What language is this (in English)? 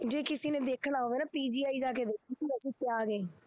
Punjabi